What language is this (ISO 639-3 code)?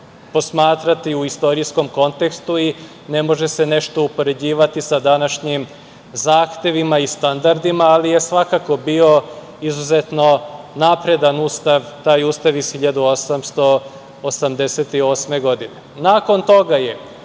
srp